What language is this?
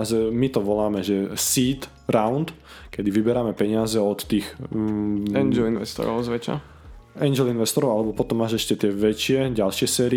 Slovak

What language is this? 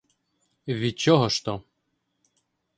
Ukrainian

